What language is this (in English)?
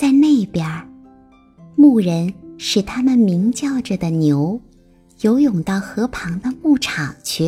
Chinese